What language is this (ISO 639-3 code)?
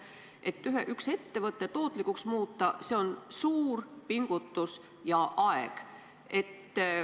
est